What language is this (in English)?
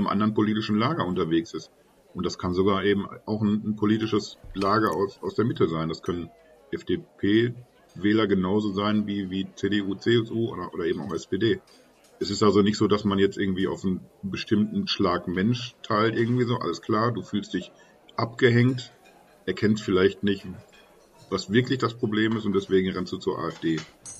German